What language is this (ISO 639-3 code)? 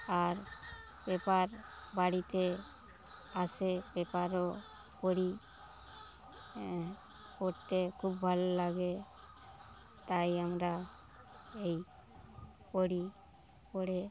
ben